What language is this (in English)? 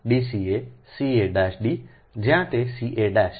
Gujarati